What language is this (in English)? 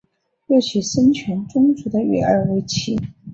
Chinese